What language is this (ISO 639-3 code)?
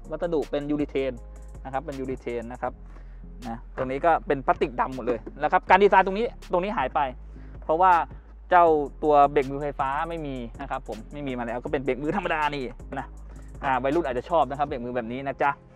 tha